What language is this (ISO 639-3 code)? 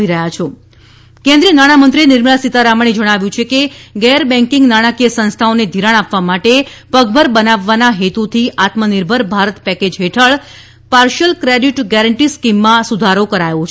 guj